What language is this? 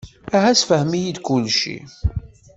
Kabyle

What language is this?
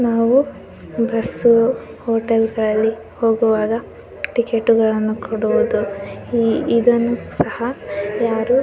Kannada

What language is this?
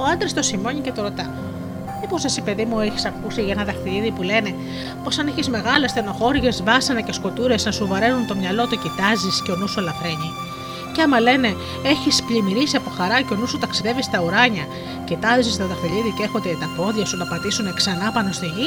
Greek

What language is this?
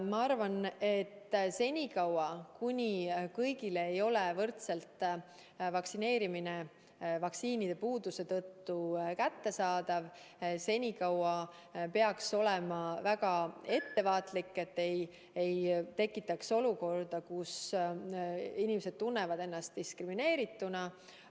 Estonian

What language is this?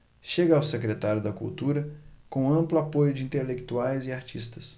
Portuguese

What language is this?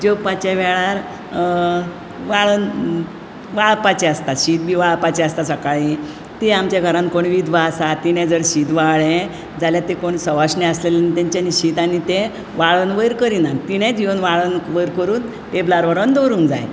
Konkani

